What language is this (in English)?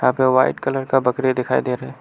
Hindi